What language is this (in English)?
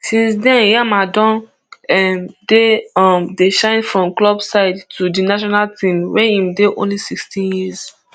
Nigerian Pidgin